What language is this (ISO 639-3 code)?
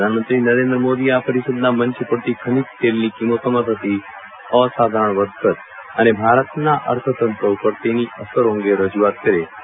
guj